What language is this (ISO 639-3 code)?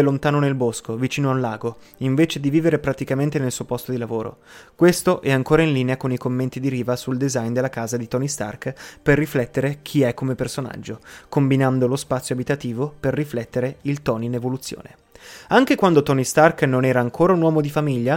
ita